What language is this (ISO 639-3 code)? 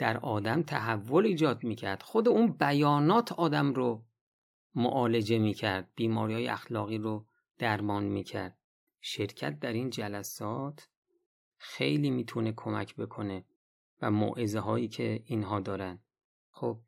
fas